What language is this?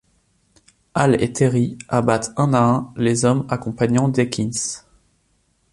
French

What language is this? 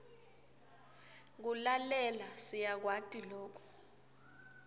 Swati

